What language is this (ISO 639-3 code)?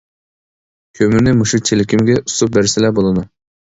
uig